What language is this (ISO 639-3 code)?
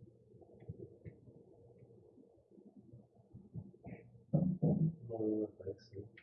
spa